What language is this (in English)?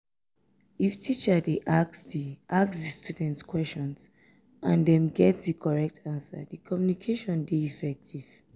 Nigerian Pidgin